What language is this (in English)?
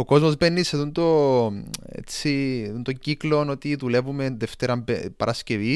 Greek